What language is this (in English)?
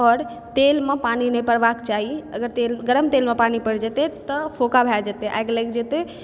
Maithili